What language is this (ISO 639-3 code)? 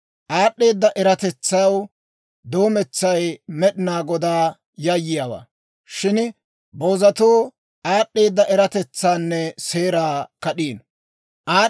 dwr